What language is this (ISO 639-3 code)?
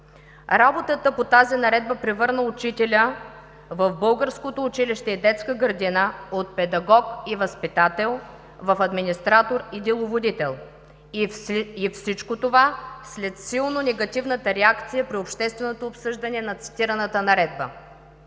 bul